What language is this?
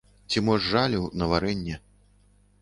Belarusian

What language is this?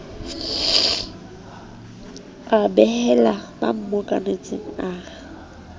Southern Sotho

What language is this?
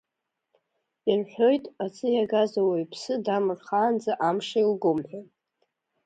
Abkhazian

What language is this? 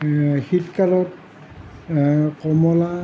Assamese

